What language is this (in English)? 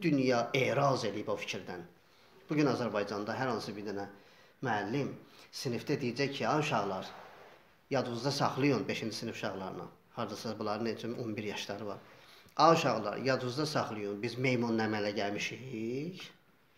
Turkish